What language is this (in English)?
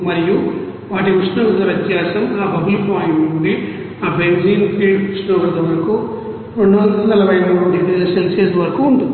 Telugu